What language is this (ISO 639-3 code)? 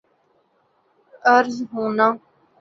urd